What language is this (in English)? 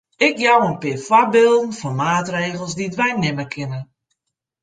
Western Frisian